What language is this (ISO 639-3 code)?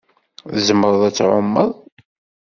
kab